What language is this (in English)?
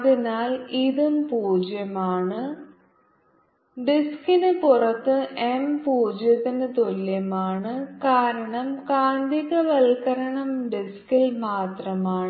Malayalam